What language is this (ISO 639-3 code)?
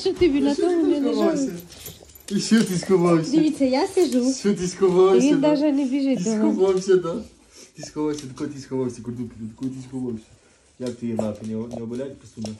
ukr